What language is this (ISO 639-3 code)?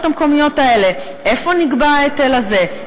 heb